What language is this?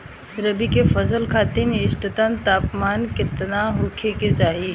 Bhojpuri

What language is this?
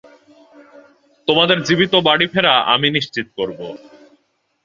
Bangla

